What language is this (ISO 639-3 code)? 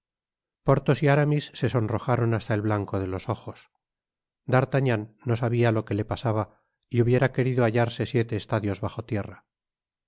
spa